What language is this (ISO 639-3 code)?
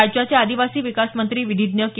mar